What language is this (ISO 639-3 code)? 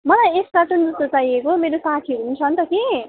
nep